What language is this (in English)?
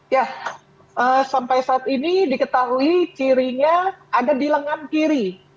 Indonesian